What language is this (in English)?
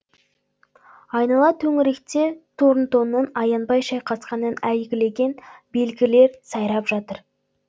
Kazakh